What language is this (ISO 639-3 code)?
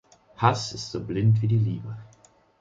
deu